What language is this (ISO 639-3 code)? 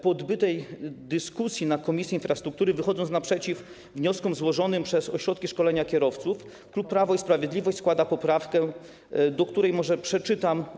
pol